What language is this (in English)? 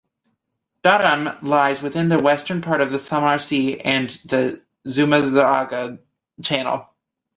English